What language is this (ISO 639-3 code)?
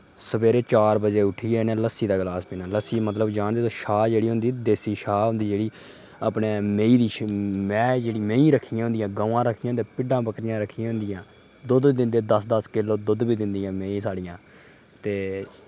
doi